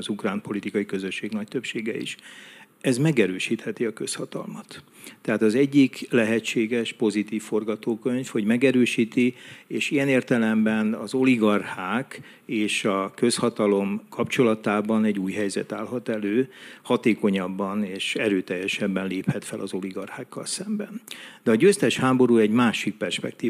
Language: Hungarian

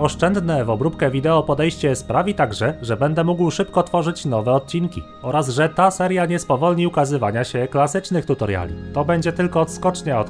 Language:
Polish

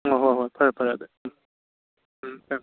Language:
Manipuri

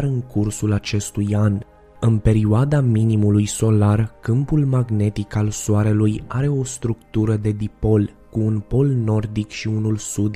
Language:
Romanian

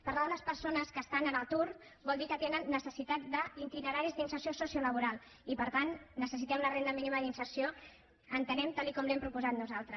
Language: Catalan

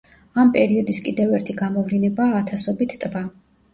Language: Georgian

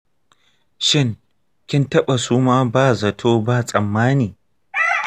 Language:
Hausa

